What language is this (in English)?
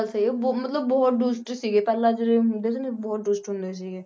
Punjabi